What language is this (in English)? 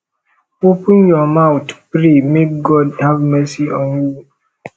Nigerian Pidgin